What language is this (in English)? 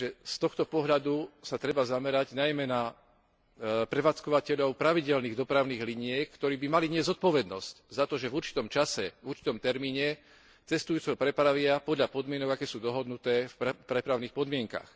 Slovak